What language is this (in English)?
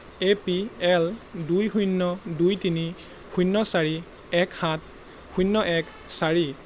Assamese